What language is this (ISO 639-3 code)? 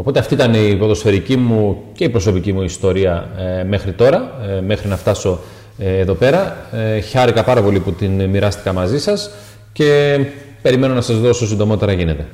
ell